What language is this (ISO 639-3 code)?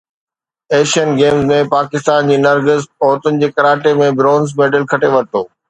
snd